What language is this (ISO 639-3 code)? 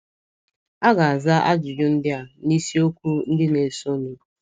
ibo